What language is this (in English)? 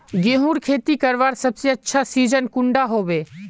Magahi